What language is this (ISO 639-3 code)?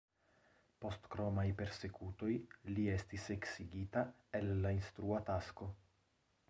epo